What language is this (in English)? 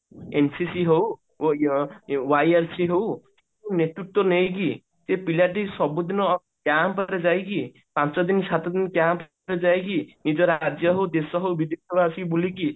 Odia